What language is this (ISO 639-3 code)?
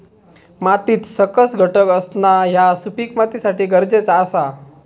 mar